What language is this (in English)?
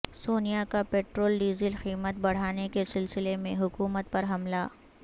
Urdu